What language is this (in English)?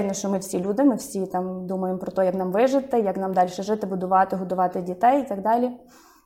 Ukrainian